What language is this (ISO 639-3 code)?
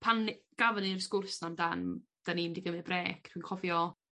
cym